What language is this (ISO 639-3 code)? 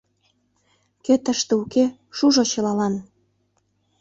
chm